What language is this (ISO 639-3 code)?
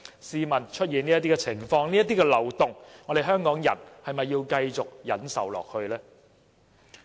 yue